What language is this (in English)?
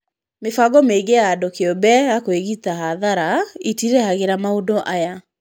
Kikuyu